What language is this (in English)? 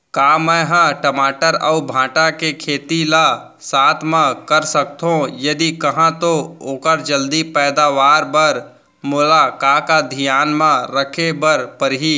Chhattisgarhi